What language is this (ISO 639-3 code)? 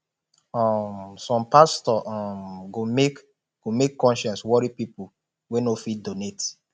pcm